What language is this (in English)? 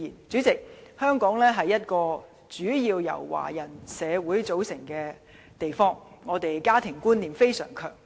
Cantonese